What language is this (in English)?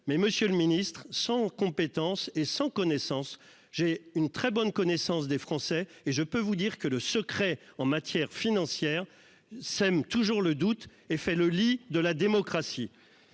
French